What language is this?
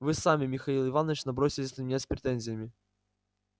Russian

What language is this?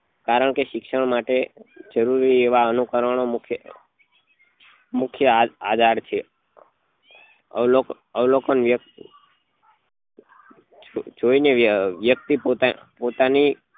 Gujarati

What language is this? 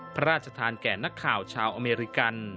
Thai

